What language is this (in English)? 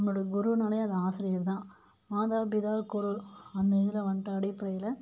Tamil